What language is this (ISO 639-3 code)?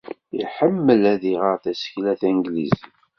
kab